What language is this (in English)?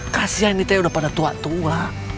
Indonesian